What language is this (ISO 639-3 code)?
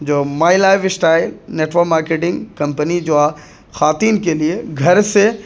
urd